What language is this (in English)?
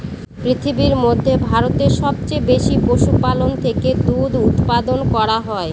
Bangla